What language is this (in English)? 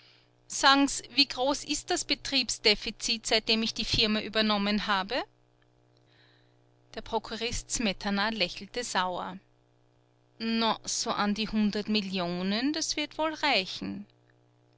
German